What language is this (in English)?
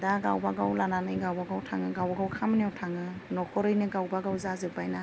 Bodo